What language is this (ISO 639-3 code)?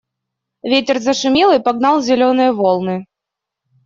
rus